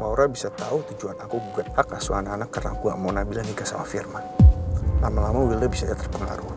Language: Indonesian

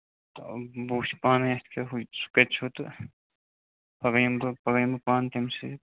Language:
Kashmiri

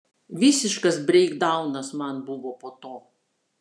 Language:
Lithuanian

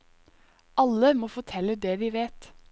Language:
Norwegian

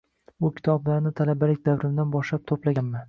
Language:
Uzbek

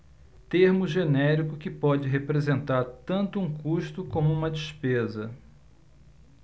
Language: Portuguese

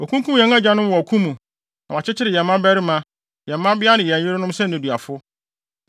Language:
Akan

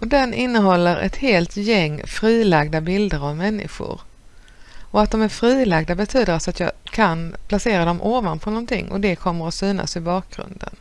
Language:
Swedish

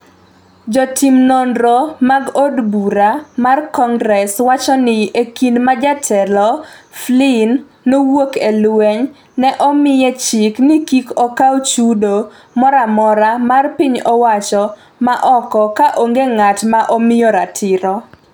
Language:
Luo (Kenya and Tanzania)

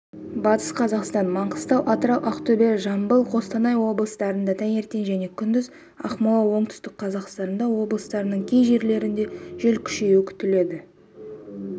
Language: Kazakh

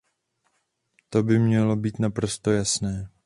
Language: Czech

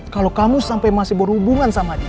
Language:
Indonesian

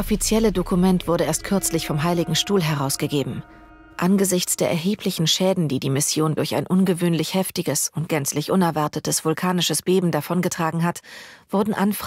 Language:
German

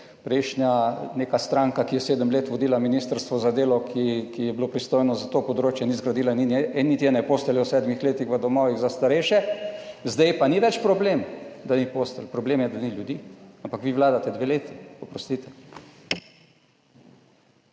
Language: Slovenian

